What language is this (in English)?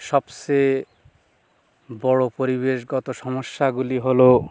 Bangla